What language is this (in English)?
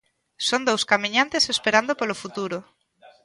Galician